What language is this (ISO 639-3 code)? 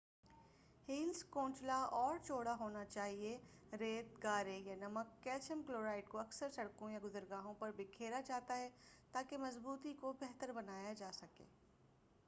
urd